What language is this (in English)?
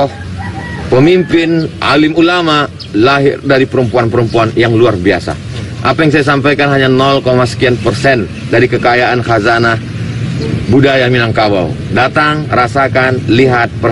Indonesian